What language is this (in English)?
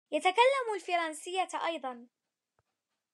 Arabic